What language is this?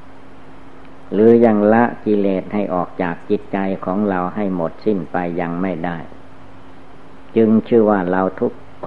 Thai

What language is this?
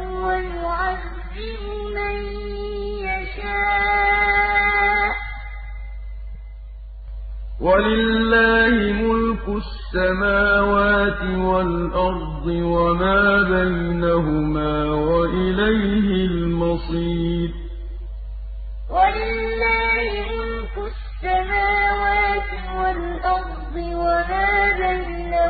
Arabic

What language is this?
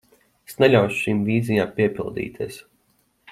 Latvian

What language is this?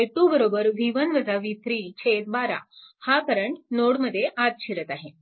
Marathi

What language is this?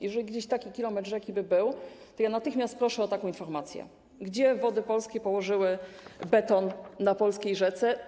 Polish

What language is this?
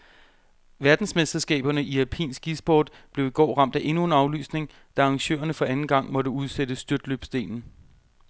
Danish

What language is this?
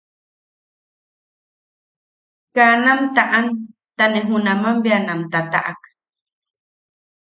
Yaqui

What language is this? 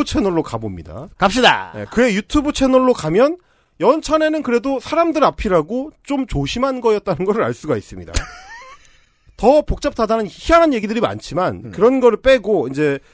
Korean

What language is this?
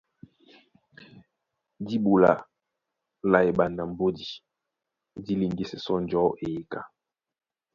Duala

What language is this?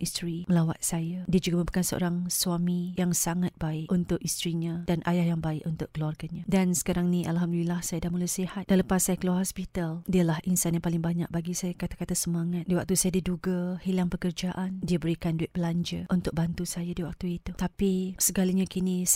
Malay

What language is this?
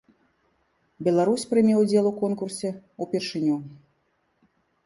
Belarusian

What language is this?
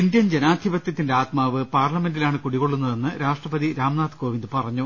Malayalam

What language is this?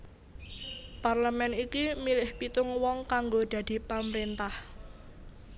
Javanese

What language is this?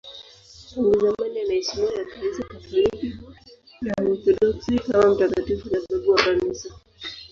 Swahili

